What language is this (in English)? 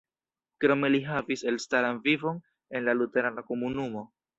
Esperanto